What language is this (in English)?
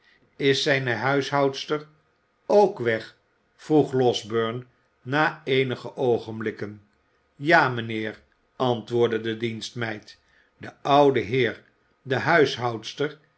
Dutch